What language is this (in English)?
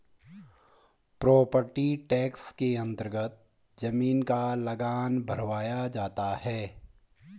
Hindi